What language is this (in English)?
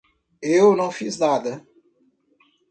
Portuguese